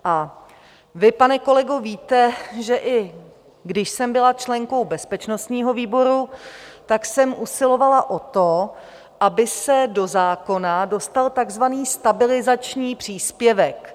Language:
Czech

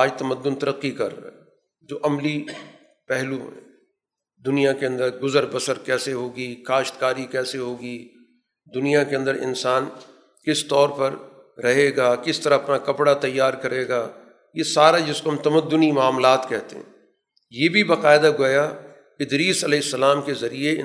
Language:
Urdu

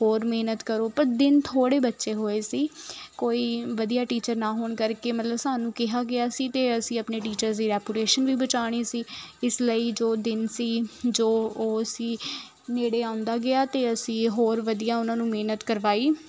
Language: Punjabi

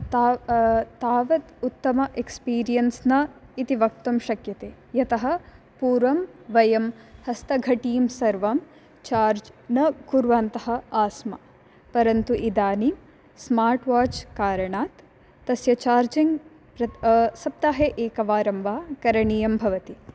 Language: Sanskrit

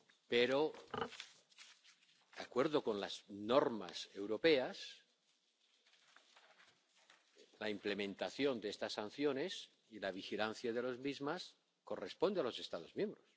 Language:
Spanish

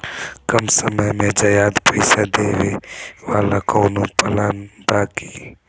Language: Bhojpuri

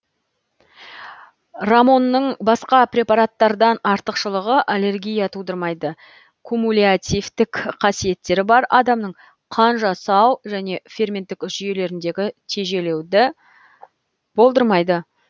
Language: Kazakh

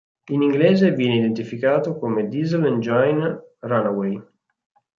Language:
Italian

